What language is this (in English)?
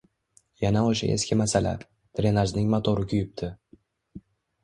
Uzbek